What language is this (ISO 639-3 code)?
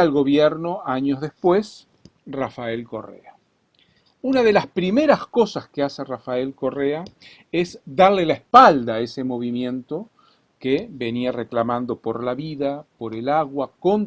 spa